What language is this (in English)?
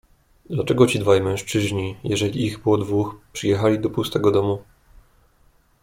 Polish